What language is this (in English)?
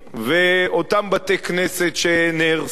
Hebrew